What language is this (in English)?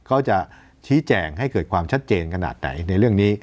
Thai